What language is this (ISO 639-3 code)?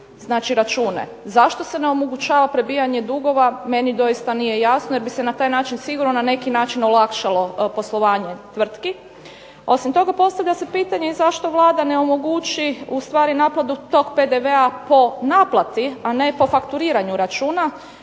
hrv